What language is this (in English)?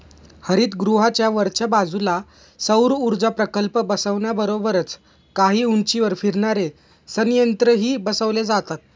Marathi